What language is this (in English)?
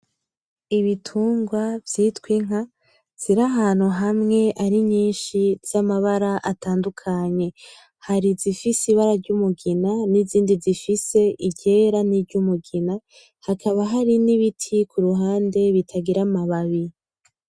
Rundi